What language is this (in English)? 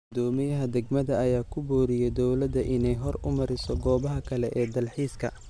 Somali